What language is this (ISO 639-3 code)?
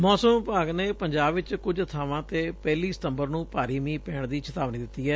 pan